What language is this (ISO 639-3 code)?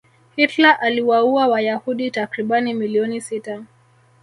swa